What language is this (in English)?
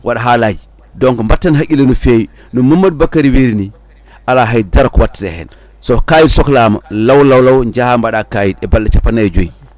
Fula